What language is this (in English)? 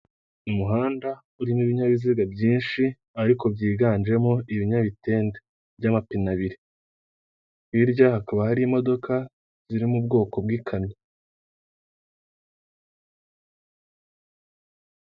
Kinyarwanda